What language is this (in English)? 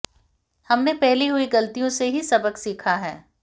Hindi